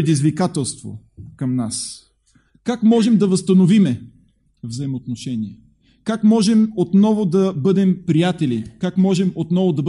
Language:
Bulgarian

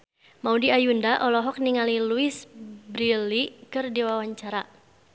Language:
Sundanese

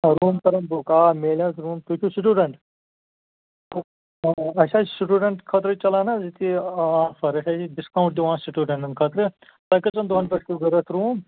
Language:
Kashmiri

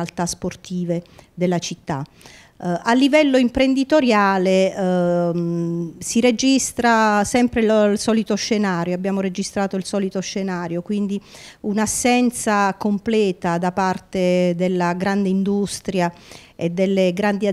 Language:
Italian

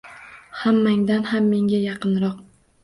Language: Uzbek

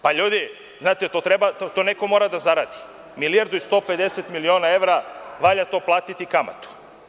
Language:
Serbian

